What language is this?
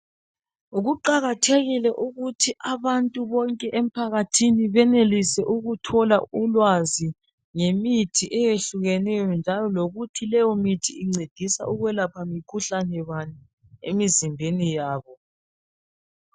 North Ndebele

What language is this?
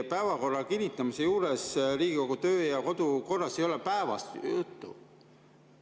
Estonian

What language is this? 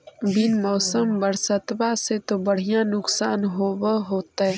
Magahi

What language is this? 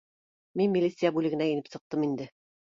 Bashkir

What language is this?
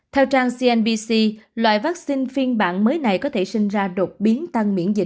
Vietnamese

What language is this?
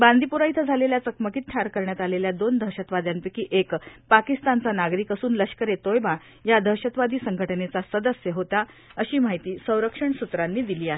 Marathi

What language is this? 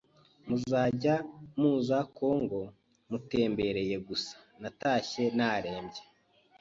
Kinyarwanda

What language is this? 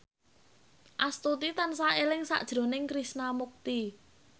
Javanese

